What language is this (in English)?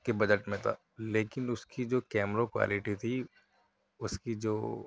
Urdu